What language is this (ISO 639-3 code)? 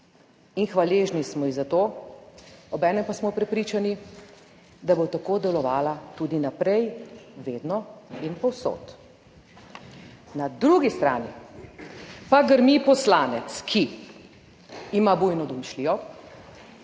slv